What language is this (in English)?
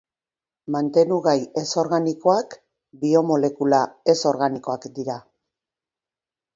Basque